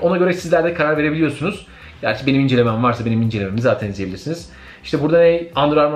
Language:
Turkish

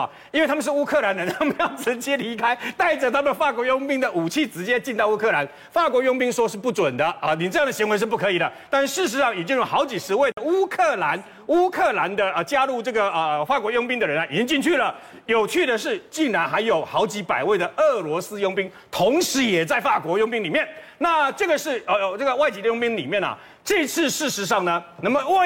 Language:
Chinese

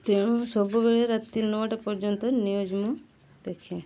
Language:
Odia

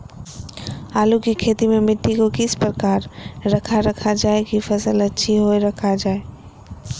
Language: Magahi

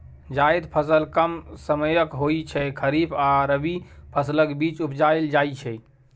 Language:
Maithili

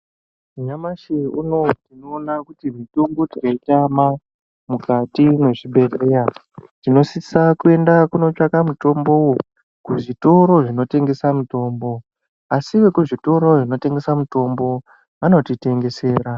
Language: Ndau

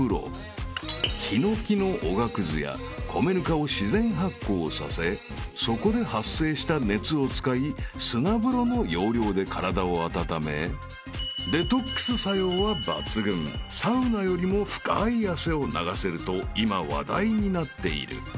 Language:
Japanese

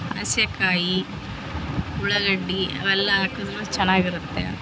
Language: Kannada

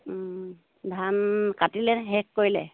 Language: Assamese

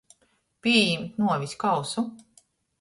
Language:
Latgalian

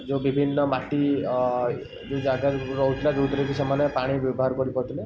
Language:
Odia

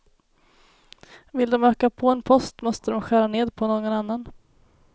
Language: Swedish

